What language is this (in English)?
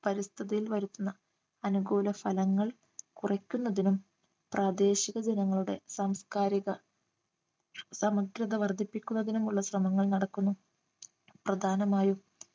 Malayalam